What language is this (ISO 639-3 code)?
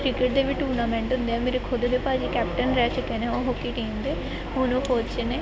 pan